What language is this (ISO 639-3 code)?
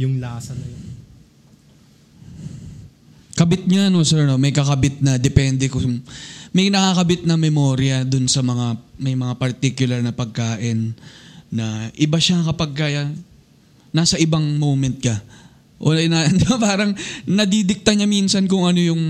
fil